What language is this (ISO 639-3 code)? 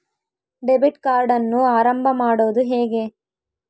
kan